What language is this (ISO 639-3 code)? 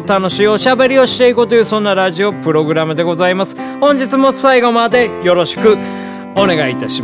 jpn